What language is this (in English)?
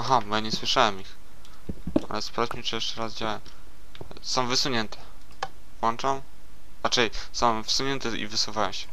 Polish